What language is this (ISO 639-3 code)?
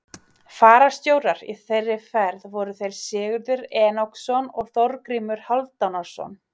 isl